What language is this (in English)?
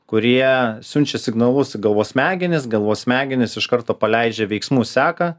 Lithuanian